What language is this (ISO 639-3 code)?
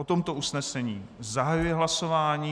ces